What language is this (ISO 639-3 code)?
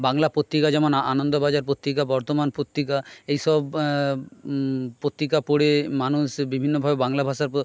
ben